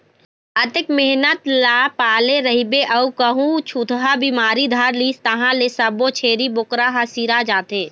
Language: Chhattisgarhi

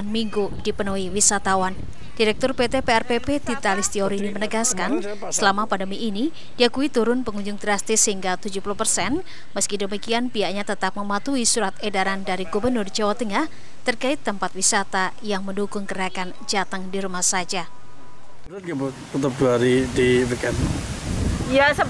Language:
Indonesian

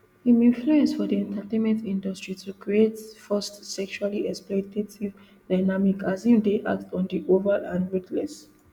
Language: Nigerian Pidgin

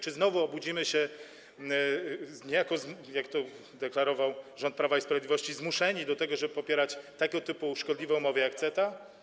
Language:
Polish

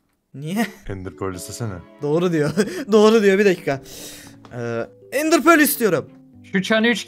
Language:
Turkish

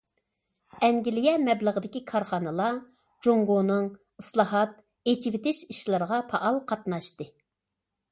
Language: Uyghur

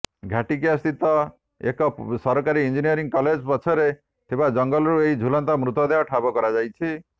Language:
Odia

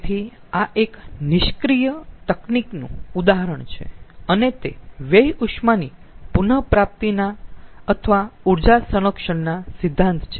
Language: Gujarati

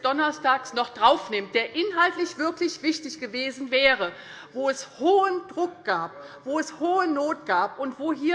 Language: German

